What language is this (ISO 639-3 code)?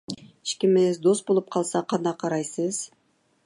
uig